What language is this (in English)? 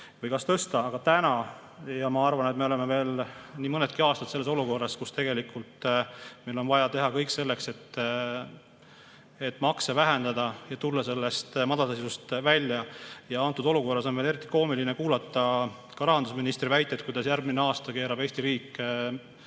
Estonian